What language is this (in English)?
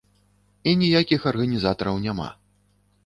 Belarusian